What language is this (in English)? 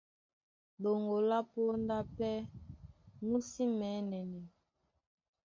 Duala